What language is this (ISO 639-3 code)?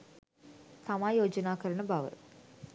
sin